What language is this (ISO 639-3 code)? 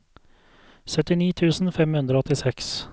nor